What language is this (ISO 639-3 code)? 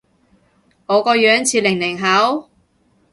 yue